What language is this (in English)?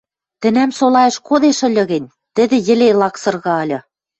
Western Mari